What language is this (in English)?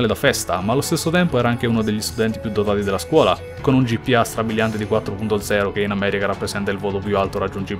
Italian